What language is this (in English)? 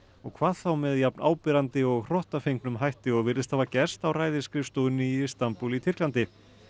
Icelandic